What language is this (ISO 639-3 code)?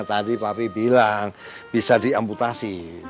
ind